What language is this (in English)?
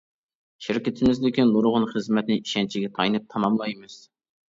Uyghur